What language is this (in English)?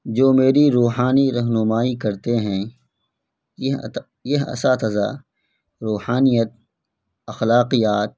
Urdu